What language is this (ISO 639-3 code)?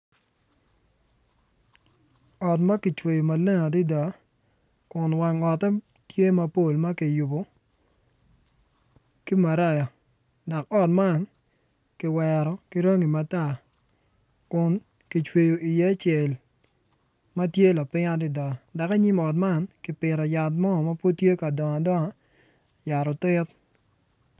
ach